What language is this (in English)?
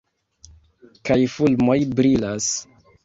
Esperanto